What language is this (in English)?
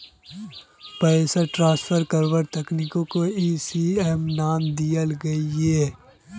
Magahi